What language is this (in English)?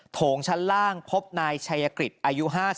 Thai